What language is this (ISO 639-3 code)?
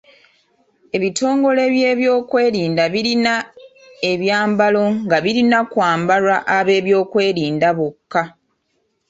lug